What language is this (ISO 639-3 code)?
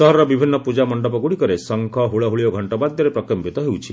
ori